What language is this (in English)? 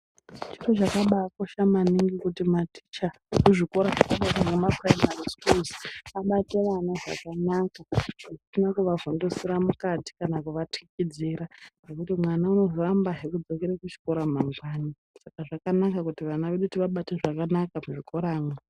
Ndau